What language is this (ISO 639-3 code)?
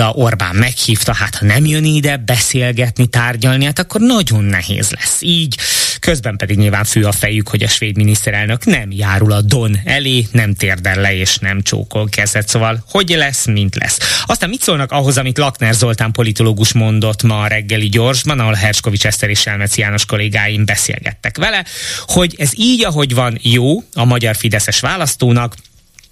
hun